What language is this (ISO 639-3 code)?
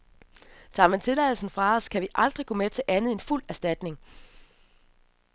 dan